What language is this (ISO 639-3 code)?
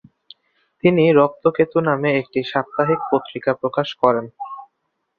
ben